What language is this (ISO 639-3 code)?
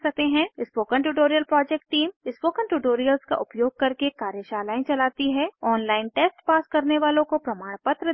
hin